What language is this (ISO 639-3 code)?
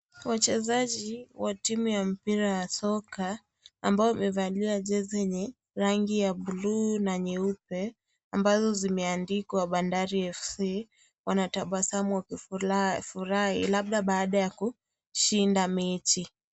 swa